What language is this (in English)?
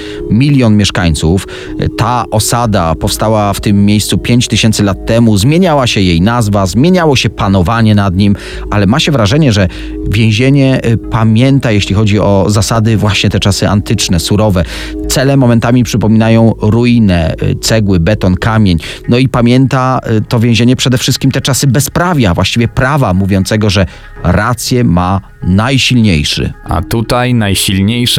Polish